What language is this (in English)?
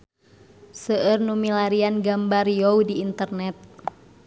Sundanese